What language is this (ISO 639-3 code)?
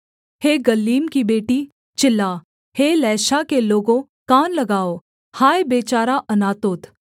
hin